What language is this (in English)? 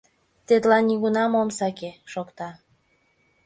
Mari